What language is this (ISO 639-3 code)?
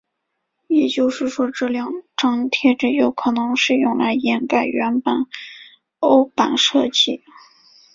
zho